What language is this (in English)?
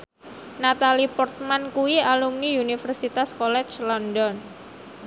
Javanese